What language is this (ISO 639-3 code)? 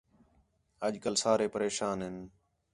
xhe